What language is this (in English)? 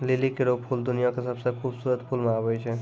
Maithili